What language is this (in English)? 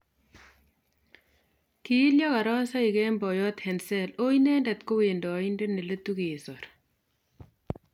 Kalenjin